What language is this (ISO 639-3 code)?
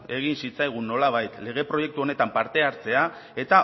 eus